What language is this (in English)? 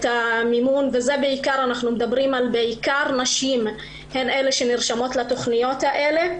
Hebrew